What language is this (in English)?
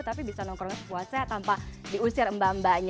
Indonesian